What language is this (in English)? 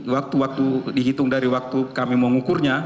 Indonesian